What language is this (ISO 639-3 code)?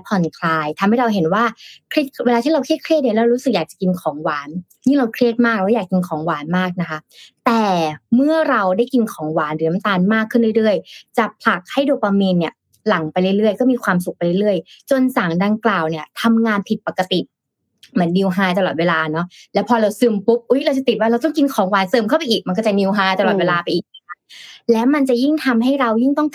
tha